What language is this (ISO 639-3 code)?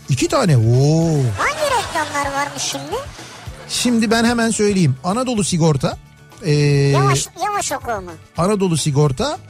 tur